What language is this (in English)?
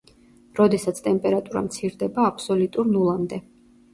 Georgian